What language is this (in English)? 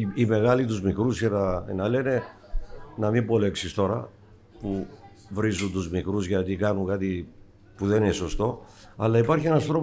Greek